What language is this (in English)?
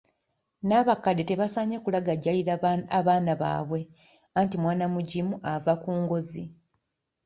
Ganda